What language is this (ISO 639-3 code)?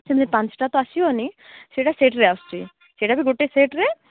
ori